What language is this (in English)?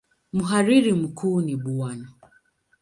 Swahili